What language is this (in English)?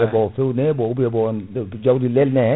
Fula